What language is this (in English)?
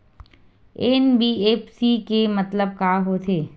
Chhattisgarhi